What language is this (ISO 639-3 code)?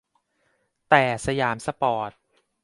tha